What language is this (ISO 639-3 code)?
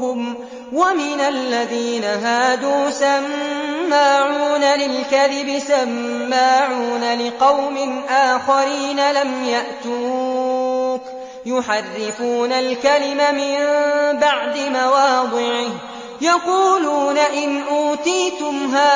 ara